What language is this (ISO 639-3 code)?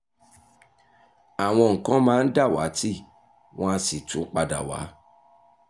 yor